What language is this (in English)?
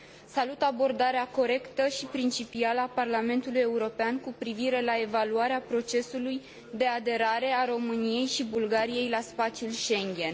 Romanian